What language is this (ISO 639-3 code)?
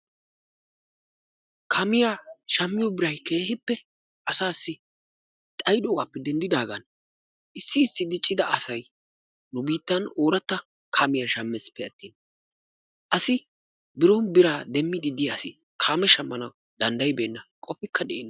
wal